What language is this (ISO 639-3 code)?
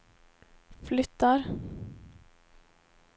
swe